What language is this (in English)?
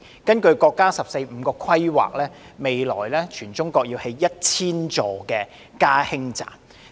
Cantonese